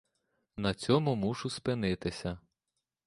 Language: Ukrainian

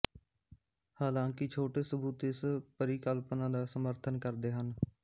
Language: Punjabi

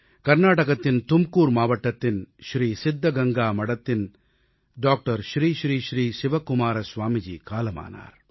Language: Tamil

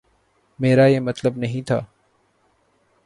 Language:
Urdu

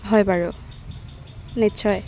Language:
Assamese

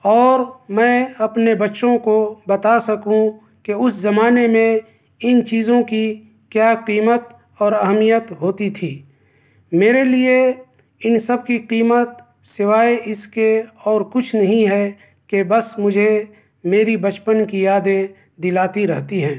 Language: Urdu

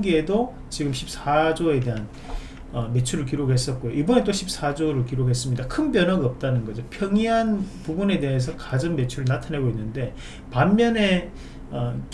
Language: Korean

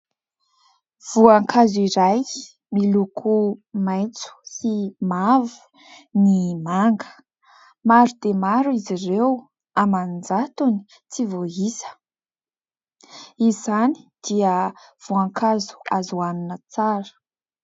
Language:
Malagasy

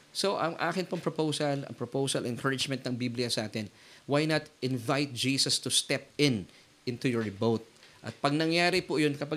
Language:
Filipino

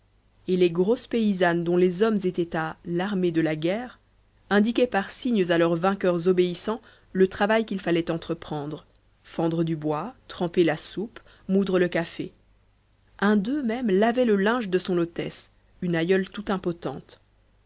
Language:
French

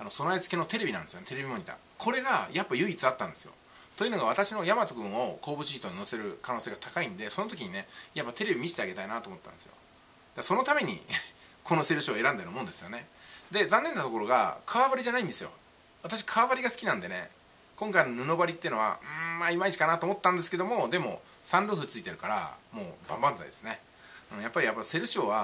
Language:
Japanese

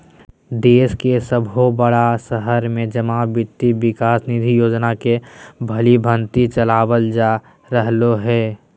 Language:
Magahi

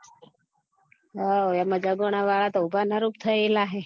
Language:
Gujarati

